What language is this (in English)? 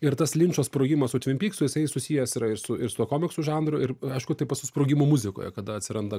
Lithuanian